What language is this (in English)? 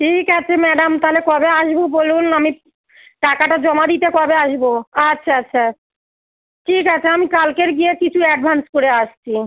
Bangla